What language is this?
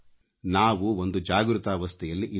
Kannada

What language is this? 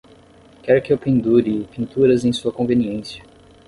Portuguese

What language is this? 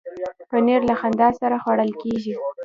Pashto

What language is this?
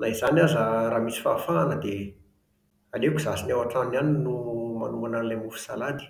Malagasy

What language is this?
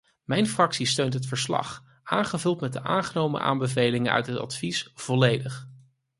Dutch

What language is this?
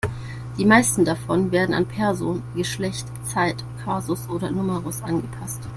German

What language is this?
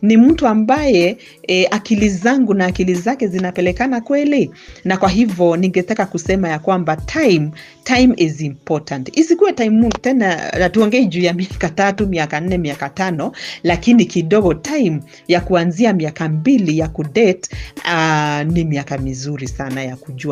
Swahili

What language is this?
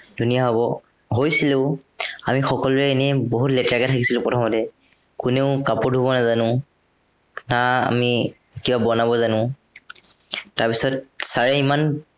Assamese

